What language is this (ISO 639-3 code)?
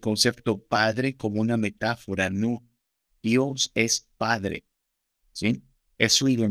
spa